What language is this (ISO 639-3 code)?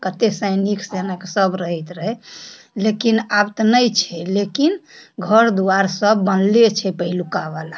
mai